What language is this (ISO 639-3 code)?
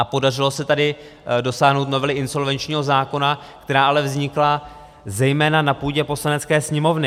ces